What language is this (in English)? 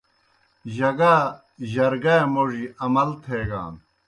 Kohistani Shina